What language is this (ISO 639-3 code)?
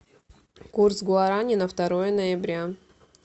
rus